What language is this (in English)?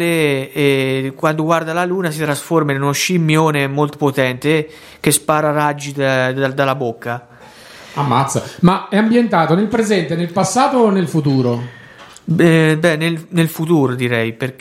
Italian